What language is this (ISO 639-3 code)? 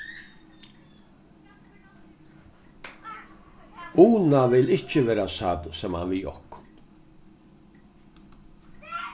fao